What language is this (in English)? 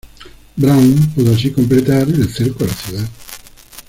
Spanish